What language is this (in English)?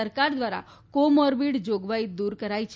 Gujarati